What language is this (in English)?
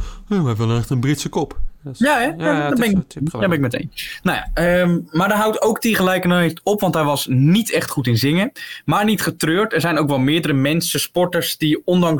Dutch